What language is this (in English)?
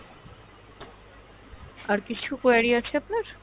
Bangla